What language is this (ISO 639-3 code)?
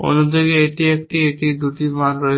ben